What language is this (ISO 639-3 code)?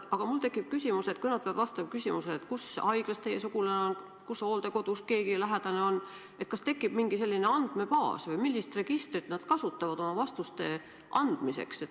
est